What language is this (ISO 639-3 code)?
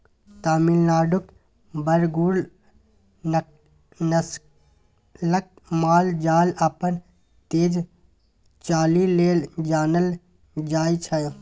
mai